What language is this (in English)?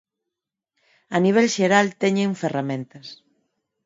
Galician